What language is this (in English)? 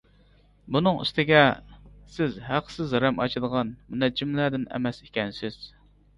Uyghur